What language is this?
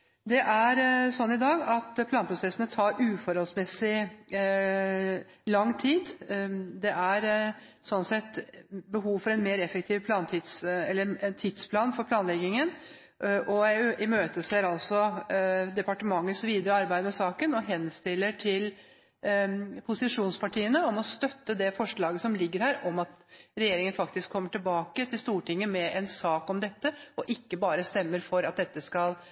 Norwegian Bokmål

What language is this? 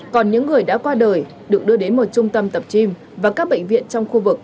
Vietnamese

